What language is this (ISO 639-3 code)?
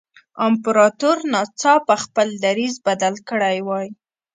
pus